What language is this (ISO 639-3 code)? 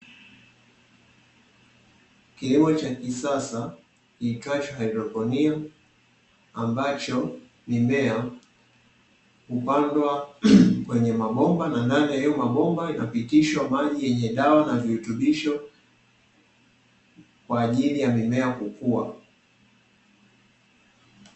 swa